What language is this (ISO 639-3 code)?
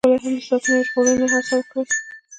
pus